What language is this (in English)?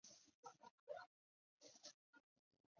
Chinese